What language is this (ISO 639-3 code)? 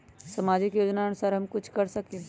mag